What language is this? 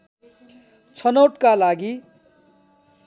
Nepali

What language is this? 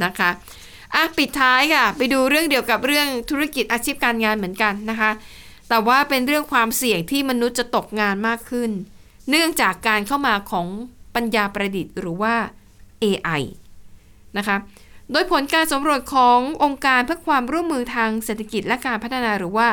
Thai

